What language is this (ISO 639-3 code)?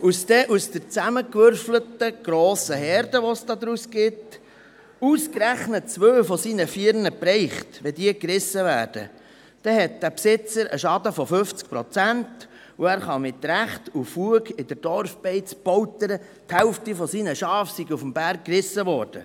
gsw